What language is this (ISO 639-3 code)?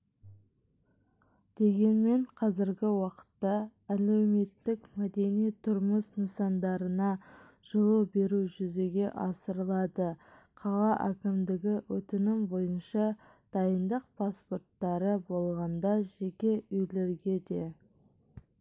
kaz